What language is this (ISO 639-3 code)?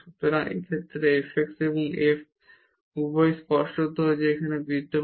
ben